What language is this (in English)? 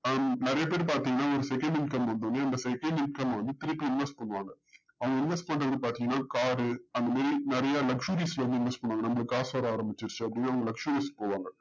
Tamil